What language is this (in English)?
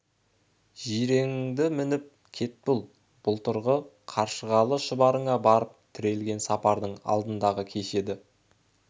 Kazakh